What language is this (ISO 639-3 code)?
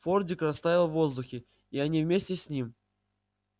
rus